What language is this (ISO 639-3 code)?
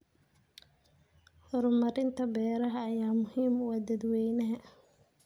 som